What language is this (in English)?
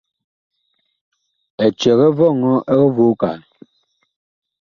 Bakoko